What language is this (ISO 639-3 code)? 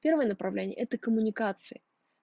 rus